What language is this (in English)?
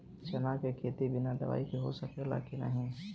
Bhojpuri